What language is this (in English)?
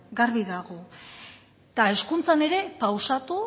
Basque